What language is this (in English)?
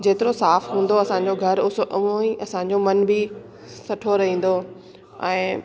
Sindhi